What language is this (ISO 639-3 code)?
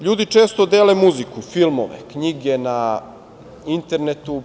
srp